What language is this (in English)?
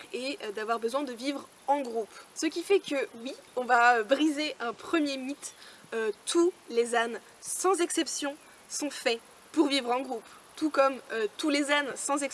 French